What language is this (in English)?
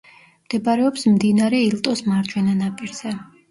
Georgian